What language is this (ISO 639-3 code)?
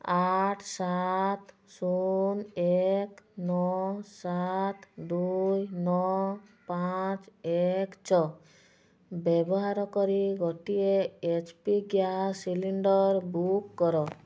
ori